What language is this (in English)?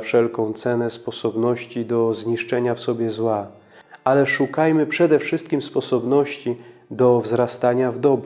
Polish